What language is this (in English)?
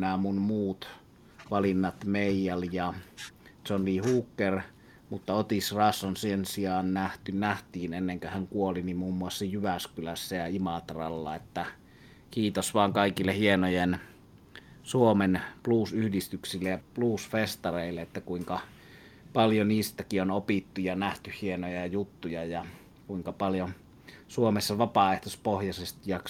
Finnish